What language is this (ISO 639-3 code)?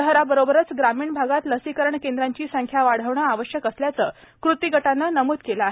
mar